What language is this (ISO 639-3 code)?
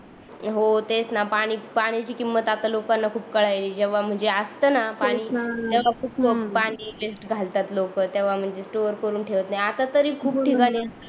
mar